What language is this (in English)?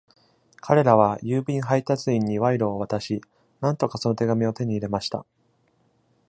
Japanese